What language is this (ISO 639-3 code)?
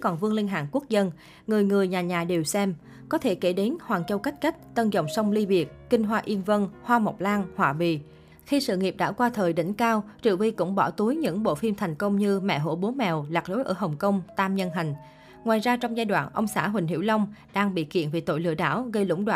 vie